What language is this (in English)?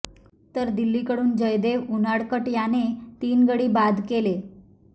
Marathi